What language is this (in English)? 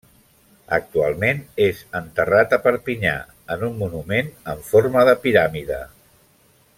Catalan